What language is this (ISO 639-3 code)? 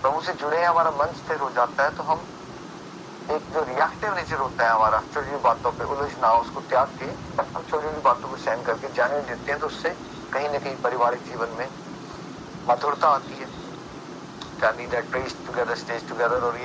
hin